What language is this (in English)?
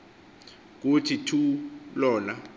Xhosa